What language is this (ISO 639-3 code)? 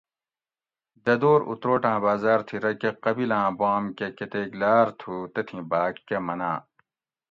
gwc